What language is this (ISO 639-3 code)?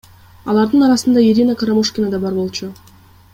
kir